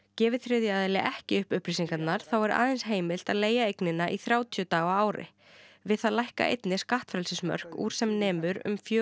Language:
Icelandic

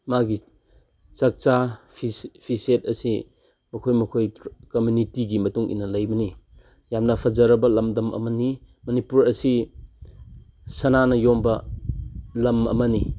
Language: Manipuri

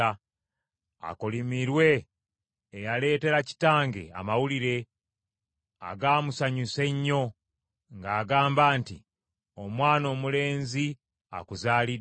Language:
Ganda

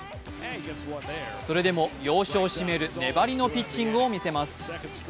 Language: Japanese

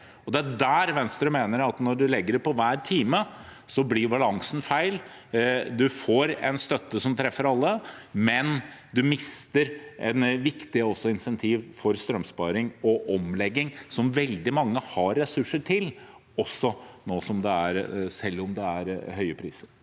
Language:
Norwegian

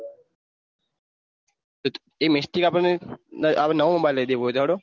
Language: Gujarati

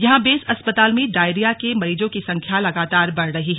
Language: Hindi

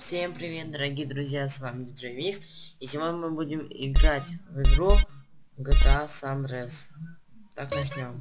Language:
Russian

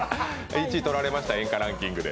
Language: Japanese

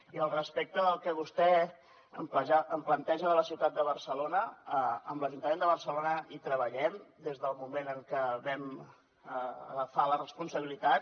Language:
Catalan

